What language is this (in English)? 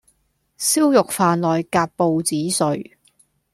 Cantonese